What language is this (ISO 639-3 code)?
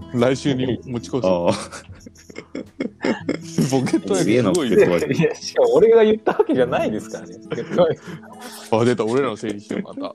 jpn